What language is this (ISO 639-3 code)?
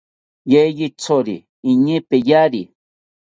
cpy